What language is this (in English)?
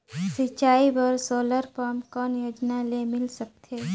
Chhattisgarhi